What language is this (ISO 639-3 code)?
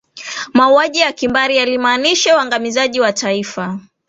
swa